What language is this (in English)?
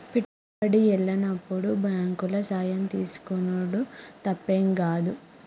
Telugu